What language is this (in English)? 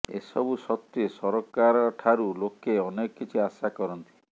Odia